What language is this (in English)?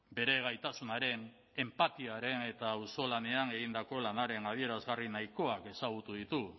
Basque